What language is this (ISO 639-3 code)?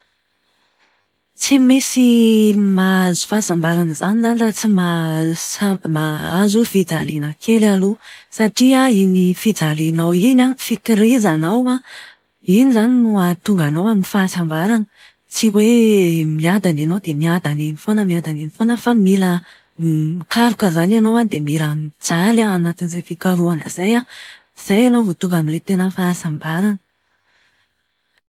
mlg